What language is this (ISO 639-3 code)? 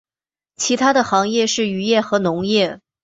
zho